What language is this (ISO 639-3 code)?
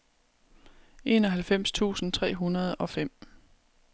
dan